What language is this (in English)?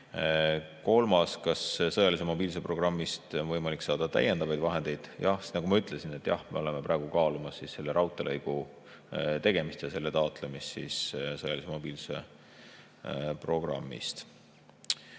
Estonian